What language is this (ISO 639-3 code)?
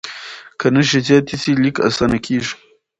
pus